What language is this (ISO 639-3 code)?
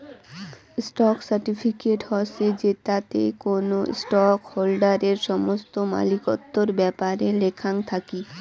ben